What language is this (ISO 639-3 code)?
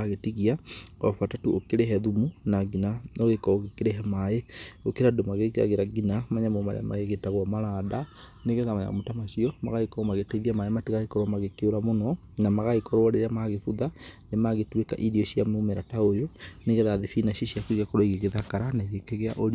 kik